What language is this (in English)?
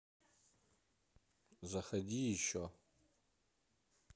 Russian